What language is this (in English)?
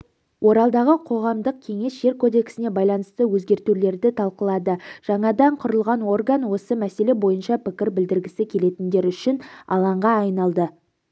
Kazakh